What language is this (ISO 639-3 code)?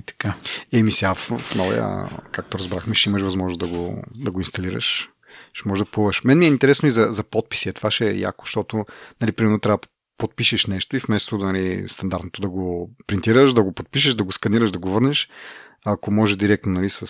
bul